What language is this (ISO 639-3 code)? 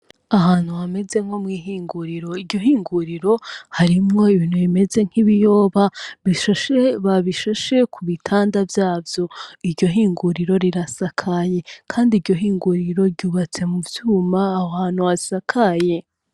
run